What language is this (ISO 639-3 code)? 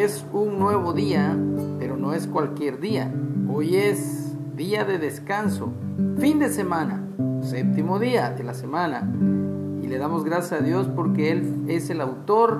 spa